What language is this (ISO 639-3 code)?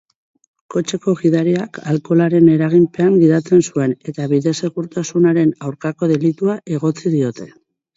eus